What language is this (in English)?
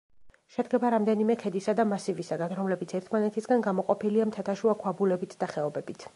Georgian